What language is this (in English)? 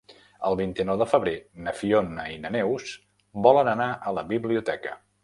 Catalan